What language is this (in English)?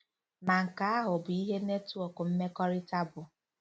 Igbo